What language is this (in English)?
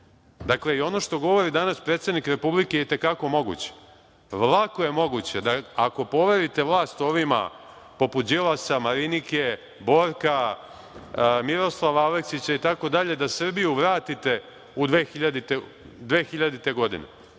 Serbian